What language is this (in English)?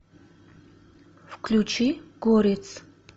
Russian